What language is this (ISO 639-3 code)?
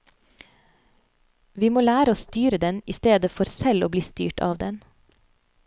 nor